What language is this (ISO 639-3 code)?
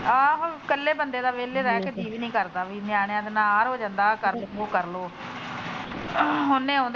pan